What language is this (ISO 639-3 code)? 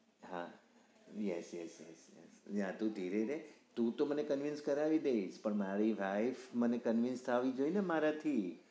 guj